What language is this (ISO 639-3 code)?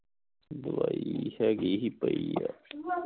pan